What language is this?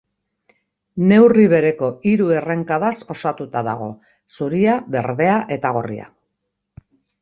Basque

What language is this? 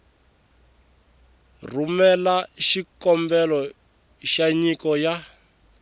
Tsonga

